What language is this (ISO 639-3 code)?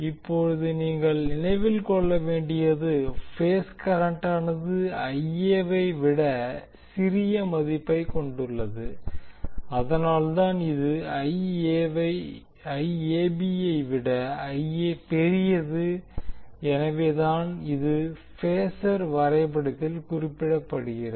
tam